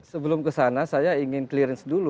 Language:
Indonesian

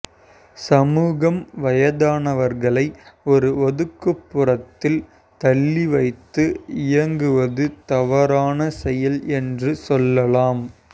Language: Tamil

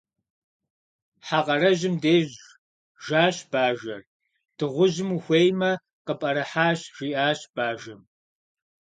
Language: Kabardian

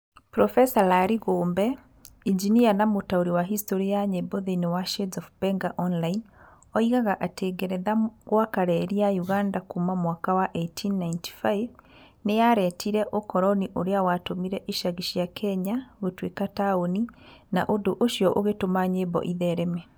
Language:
Kikuyu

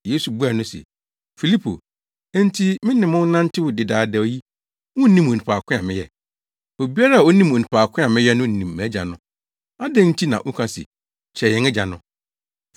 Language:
Akan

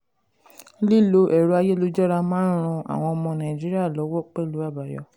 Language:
Yoruba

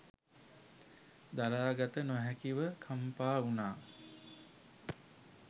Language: Sinhala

